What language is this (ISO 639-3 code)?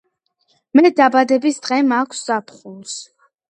kat